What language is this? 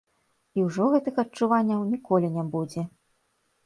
Belarusian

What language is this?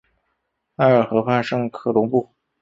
Chinese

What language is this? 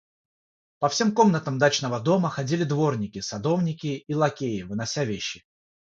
Russian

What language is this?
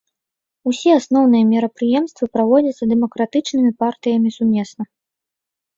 Belarusian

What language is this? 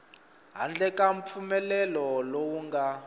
Tsonga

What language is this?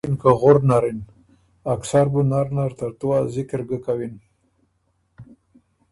Ormuri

